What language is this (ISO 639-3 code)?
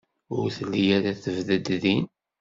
kab